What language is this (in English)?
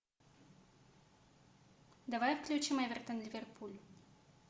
Russian